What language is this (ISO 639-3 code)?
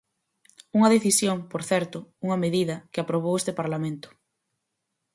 glg